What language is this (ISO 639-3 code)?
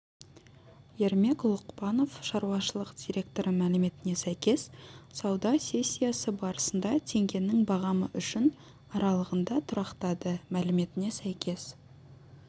kaz